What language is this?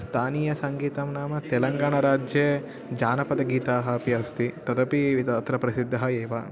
Sanskrit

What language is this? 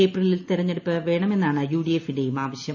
Malayalam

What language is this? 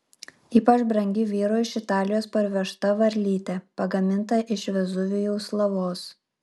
Lithuanian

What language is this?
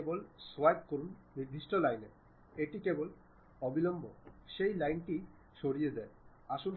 Bangla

